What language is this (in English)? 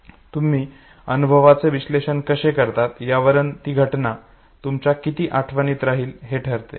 Marathi